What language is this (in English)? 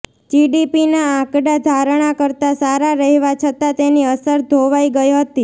Gujarati